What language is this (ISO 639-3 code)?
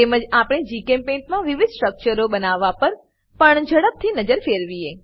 guj